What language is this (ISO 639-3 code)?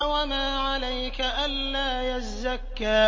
ara